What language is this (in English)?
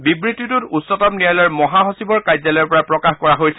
Assamese